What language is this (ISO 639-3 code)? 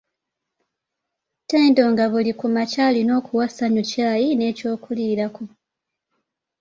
lug